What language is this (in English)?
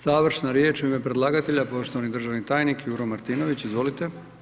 Croatian